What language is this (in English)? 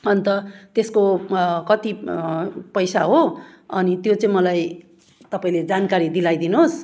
Nepali